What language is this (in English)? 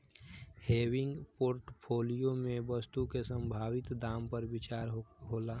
Bhojpuri